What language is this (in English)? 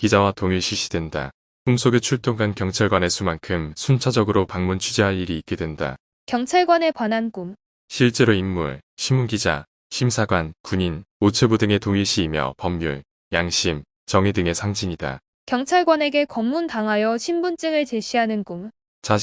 Korean